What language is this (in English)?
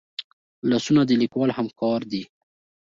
Pashto